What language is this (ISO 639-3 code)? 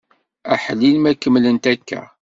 kab